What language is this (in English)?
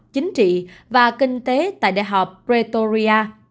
Vietnamese